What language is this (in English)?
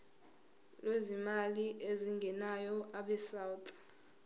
Zulu